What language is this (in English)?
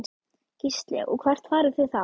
Icelandic